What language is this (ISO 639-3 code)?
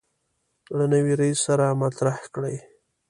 pus